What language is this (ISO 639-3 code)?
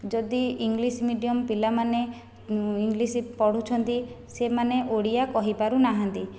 ori